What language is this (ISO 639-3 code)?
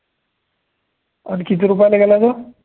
mar